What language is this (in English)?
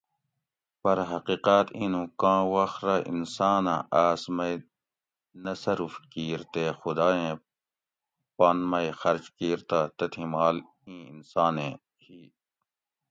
Gawri